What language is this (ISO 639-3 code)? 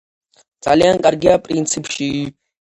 kat